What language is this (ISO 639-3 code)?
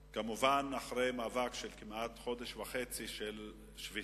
heb